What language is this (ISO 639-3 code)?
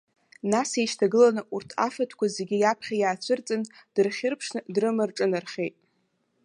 abk